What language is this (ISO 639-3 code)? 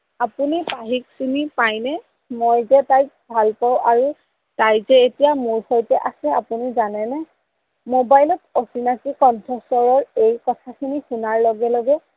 asm